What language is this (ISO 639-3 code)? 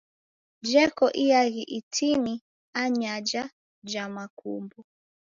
dav